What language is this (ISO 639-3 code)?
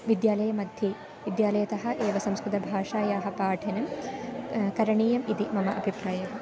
san